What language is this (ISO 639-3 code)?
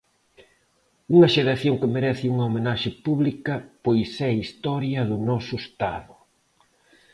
glg